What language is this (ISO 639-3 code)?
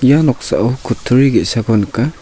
grt